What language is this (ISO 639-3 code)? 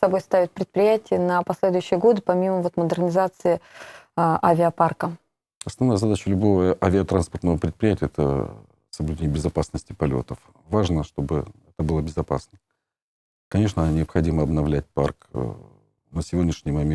rus